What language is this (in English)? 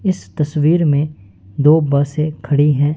Hindi